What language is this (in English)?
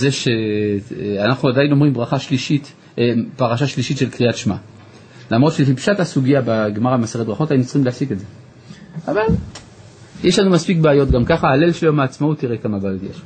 Hebrew